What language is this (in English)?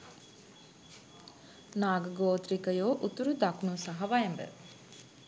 Sinhala